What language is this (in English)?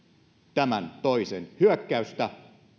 Finnish